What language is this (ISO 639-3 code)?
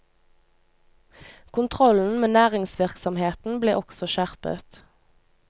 nor